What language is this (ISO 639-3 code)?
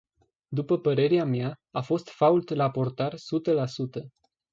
ron